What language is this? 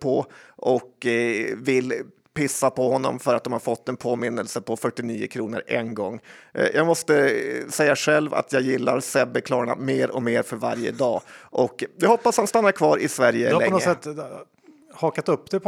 Swedish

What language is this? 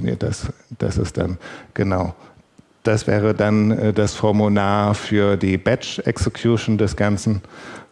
German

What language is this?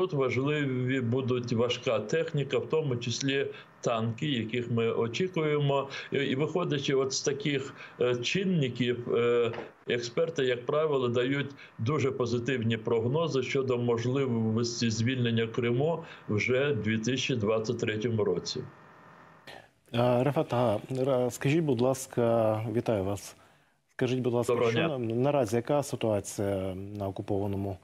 Ukrainian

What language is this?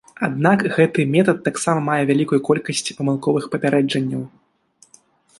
Belarusian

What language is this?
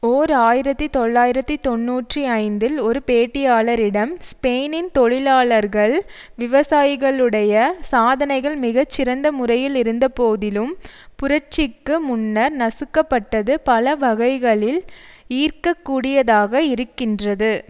Tamil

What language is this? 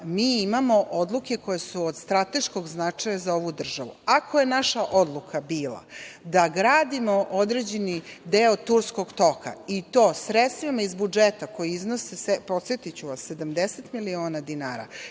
Serbian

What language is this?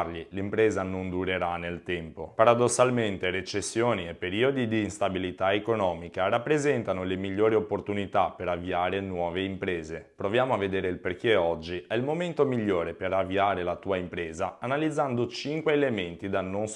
Italian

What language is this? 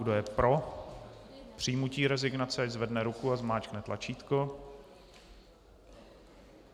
Czech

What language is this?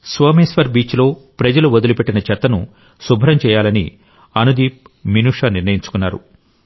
Telugu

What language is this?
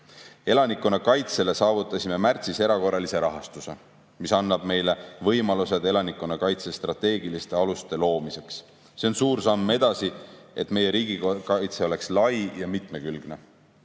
Estonian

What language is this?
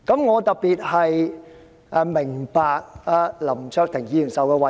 Cantonese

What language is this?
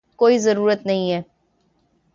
Urdu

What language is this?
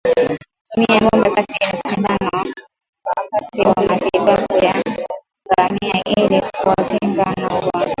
Swahili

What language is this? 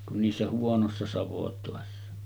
Finnish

